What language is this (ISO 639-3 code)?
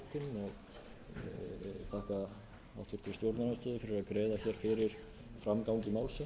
isl